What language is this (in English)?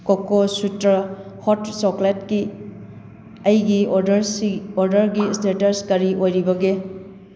Manipuri